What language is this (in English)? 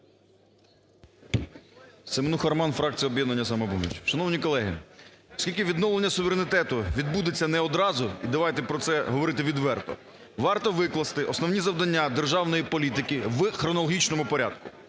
Ukrainian